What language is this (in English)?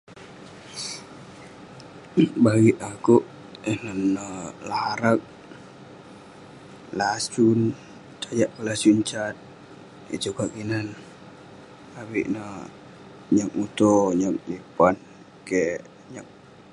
Western Penan